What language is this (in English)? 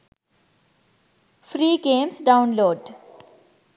Sinhala